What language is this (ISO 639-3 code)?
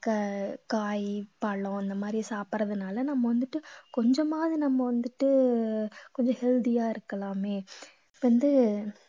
tam